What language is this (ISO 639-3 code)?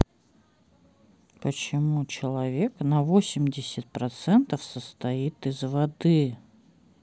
rus